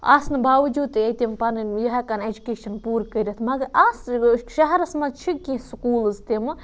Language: Kashmiri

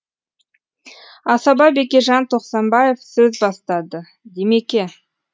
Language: Kazakh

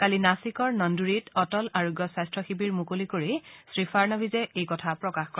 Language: Assamese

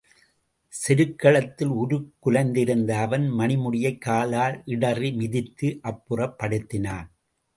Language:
Tamil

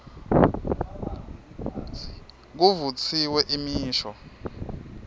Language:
Swati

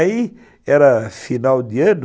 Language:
Portuguese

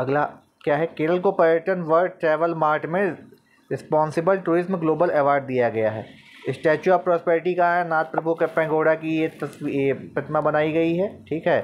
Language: Hindi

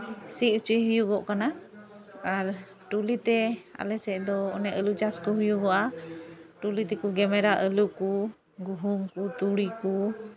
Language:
Santali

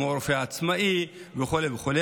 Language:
Hebrew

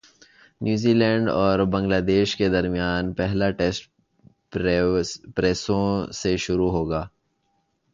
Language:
Urdu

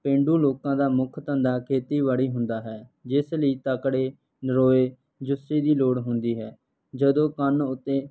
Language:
Punjabi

